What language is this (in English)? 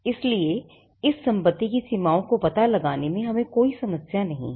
Hindi